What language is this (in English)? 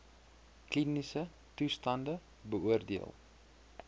Afrikaans